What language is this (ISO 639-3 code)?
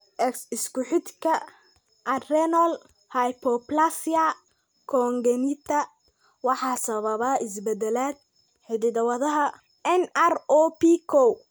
som